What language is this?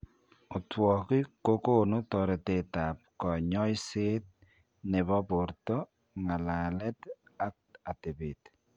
Kalenjin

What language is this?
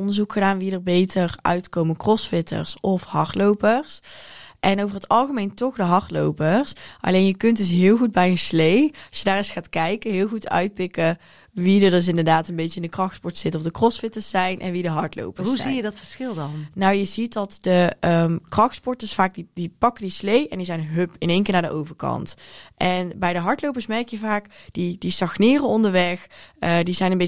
Dutch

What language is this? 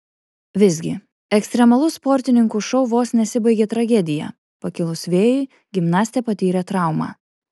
Lithuanian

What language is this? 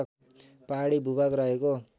Nepali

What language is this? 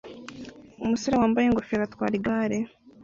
Kinyarwanda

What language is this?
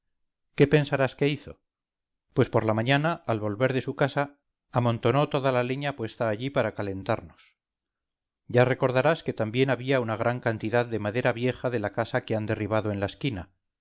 Spanish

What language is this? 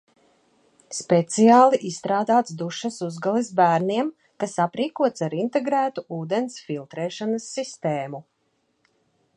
Latvian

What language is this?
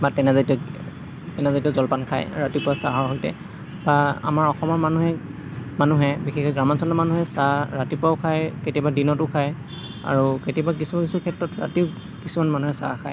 Assamese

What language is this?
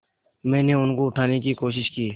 Hindi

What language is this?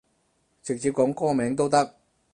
Cantonese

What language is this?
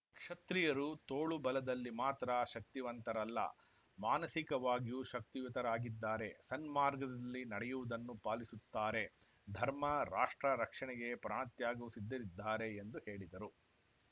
Kannada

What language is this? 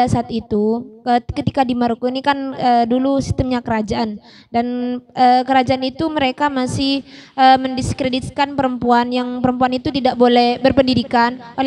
Indonesian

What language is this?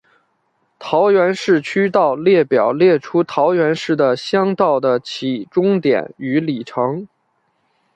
Chinese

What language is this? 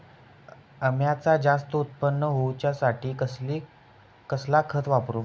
Marathi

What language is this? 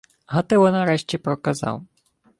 Ukrainian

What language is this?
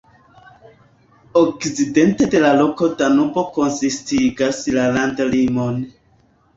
Esperanto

